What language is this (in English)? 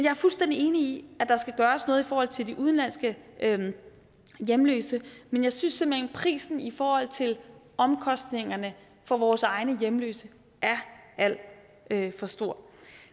Danish